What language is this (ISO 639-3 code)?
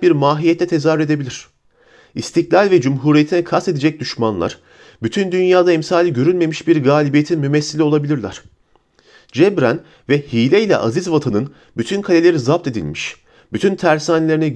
tur